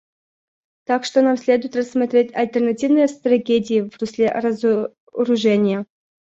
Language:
Russian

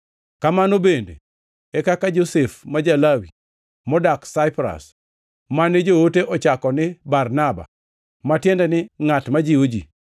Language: Luo (Kenya and Tanzania)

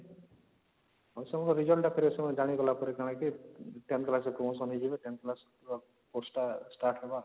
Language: Odia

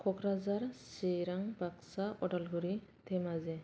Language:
Bodo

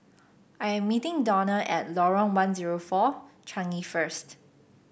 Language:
English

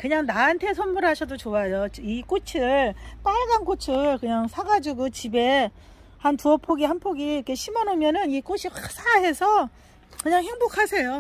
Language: Korean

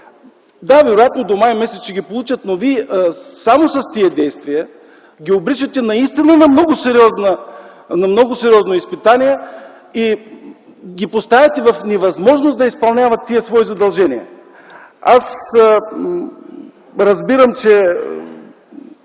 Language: Bulgarian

